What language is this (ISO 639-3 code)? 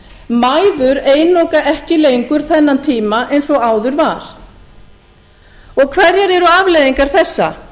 isl